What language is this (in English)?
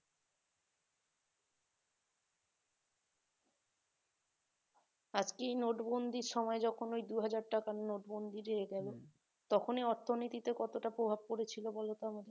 Bangla